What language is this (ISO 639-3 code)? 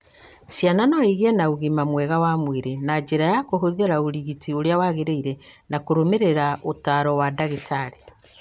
kik